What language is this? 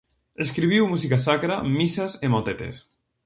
Galician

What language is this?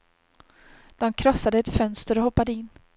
Swedish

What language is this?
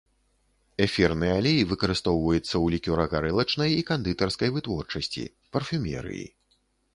Belarusian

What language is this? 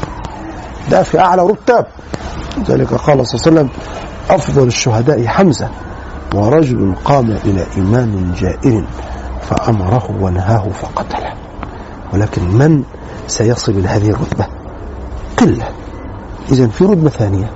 Arabic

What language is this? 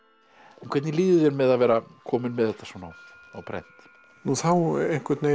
Icelandic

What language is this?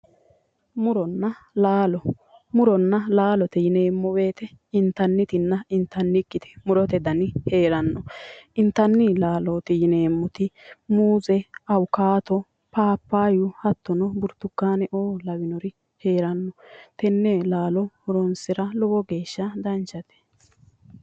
Sidamo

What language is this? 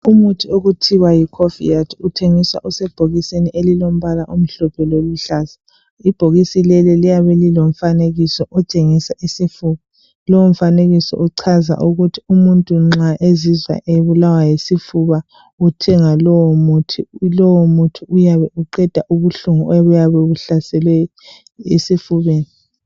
North Ndebele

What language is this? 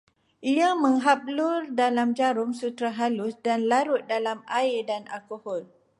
Malay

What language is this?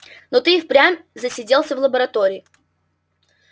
Russian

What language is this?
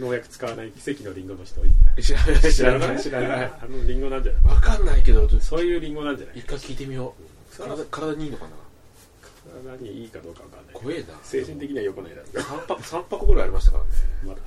Japanese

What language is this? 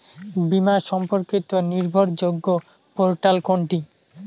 Bangla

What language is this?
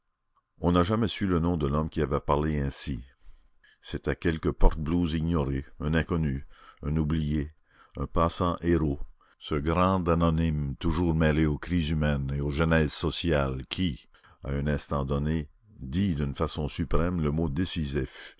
French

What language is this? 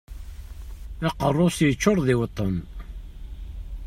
Kabyle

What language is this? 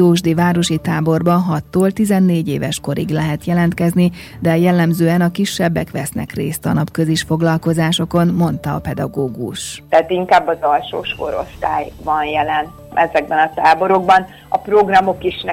Hungarian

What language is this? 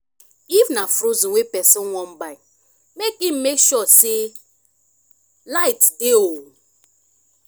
Nigerian Pidgin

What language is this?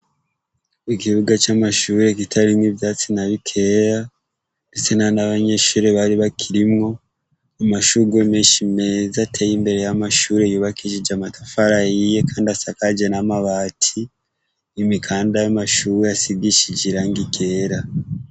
Rundi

